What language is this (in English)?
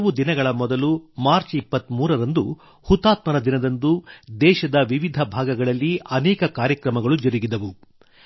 Kannada